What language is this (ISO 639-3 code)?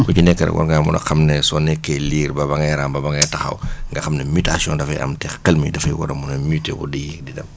wol